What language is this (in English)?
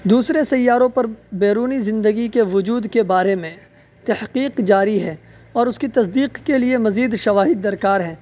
Urdu